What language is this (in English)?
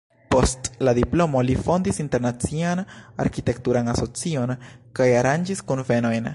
Esperanto